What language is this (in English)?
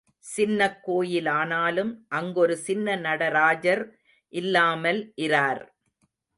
Tamil